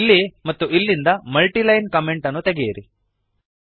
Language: Kannada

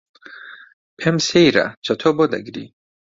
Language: Central Kurdish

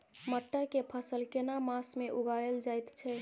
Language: Maithili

